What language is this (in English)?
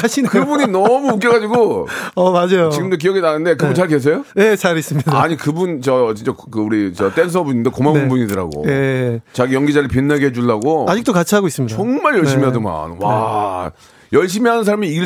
Korean